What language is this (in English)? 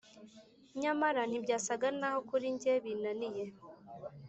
Kinyarwanda